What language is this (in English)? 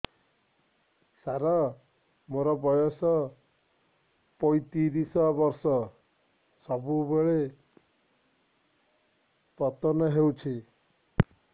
Odia